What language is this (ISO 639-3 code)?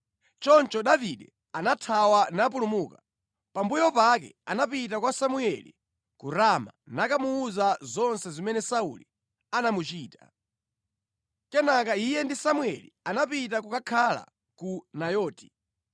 nya